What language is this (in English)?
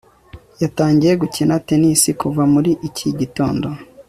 Kinyarwanda